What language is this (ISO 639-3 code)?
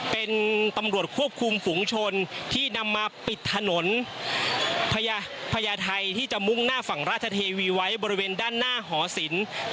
tha